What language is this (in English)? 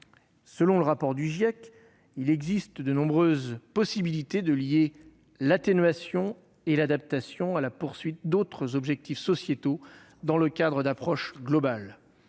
French